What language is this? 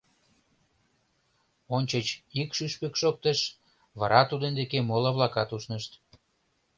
Mari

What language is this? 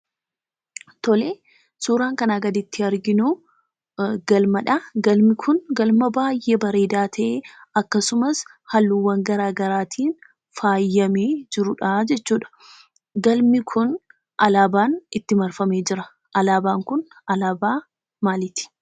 Oromo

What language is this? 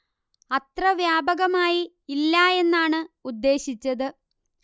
Malayalam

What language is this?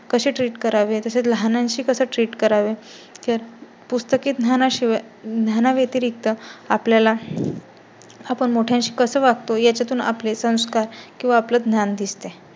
Marathi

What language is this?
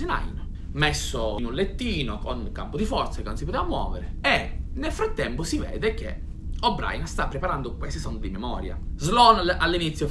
Italian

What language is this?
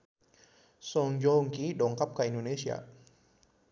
Sundanese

